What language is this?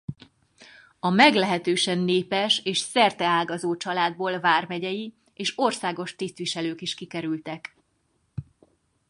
Hungarian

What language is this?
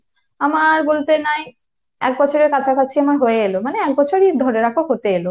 Bangla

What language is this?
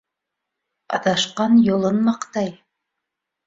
Bashkir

